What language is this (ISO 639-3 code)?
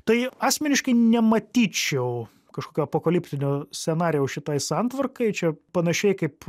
lit